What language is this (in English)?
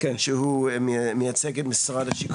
Hebrew